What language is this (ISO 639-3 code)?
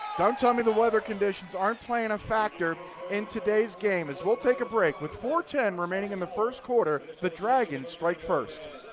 eng